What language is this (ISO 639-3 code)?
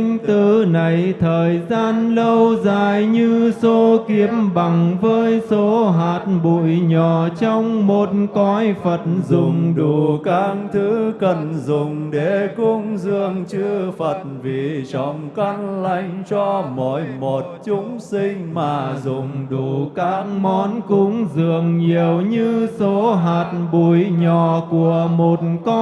vie